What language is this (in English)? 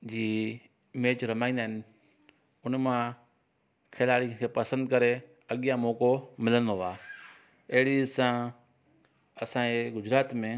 Sindhi